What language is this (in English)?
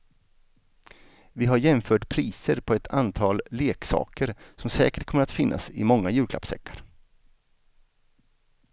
Swedish